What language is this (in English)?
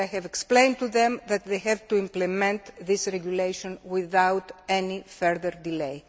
English